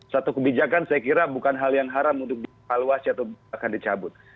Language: Indonesian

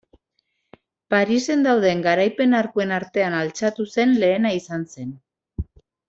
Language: Basque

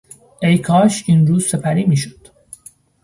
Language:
Persian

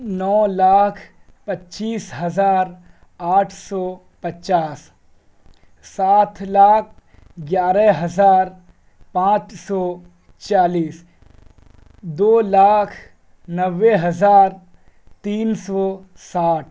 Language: Urdu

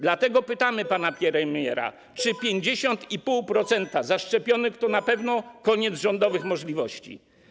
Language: Polish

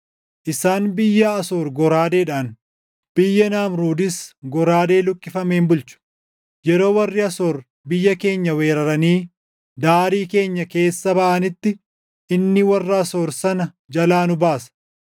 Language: Oromo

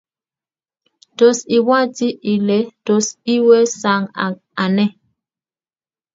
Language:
Kalenjin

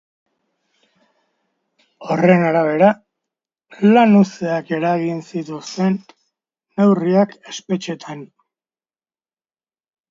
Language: Basque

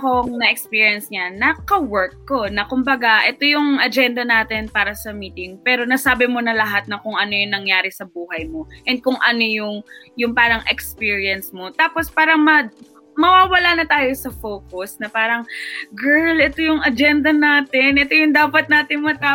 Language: Filipino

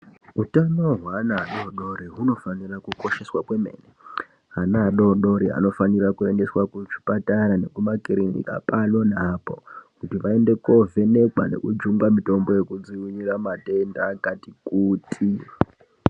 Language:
Ndau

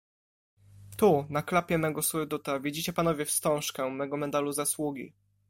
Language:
Polish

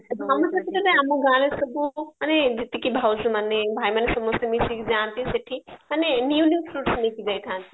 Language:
Odia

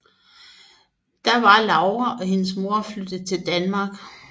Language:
Danish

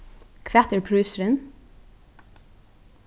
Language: Faroese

